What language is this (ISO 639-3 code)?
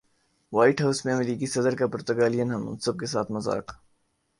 urd